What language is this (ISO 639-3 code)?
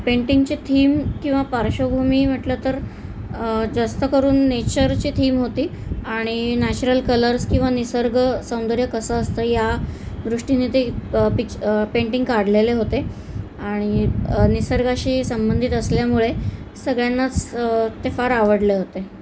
mar